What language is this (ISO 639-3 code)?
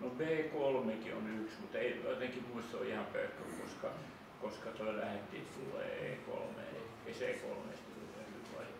fin